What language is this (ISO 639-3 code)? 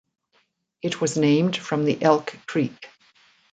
eng